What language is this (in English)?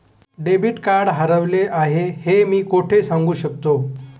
Marathi